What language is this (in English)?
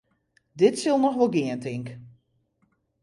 Western Frisian